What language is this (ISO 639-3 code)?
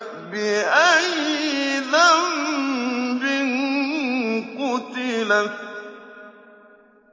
ara